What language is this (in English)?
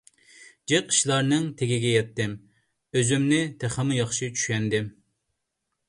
Uyghur